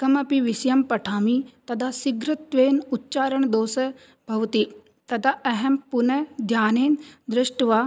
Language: Sanskrit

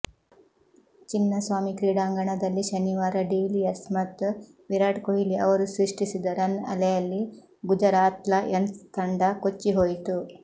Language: Kannada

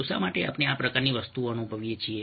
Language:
Gujarati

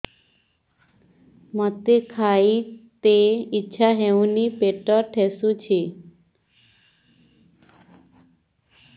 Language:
Odia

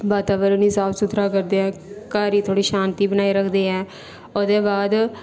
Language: Dogri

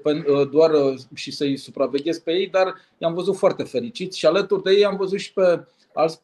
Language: Romanian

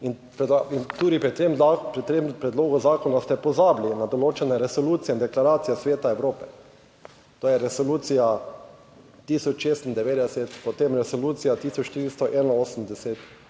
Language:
Slovenian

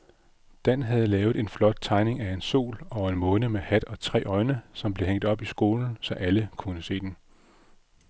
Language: Danish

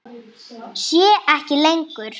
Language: Icelandic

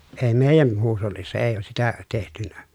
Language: Finnish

